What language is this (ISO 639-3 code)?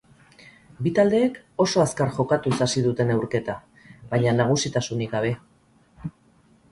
eus